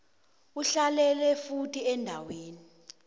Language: South Ndebele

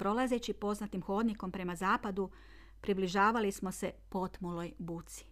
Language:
Croatian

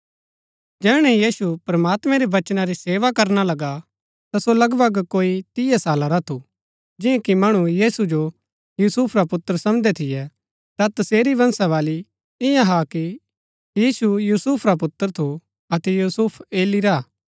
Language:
Gaddi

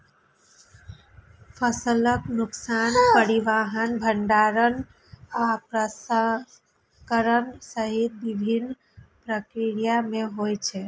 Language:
Maithili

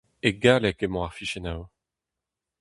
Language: Breton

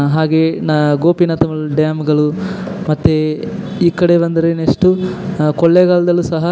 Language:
Kannada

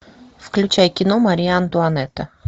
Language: Russian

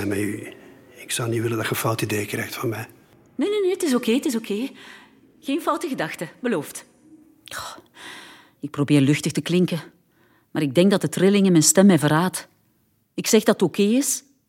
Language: Dutch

